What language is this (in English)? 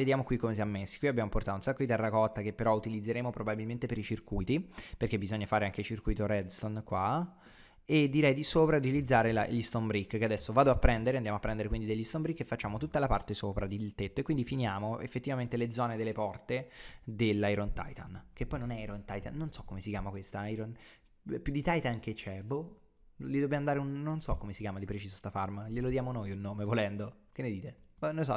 Italian